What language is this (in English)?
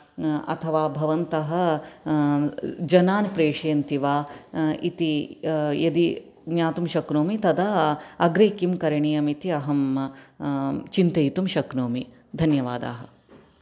Sanskrit